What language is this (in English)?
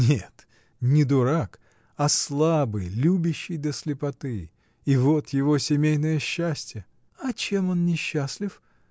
Russian